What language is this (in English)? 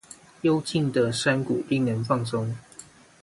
Chinese